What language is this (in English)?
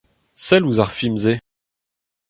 Breton